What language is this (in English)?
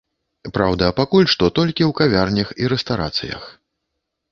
Belarusian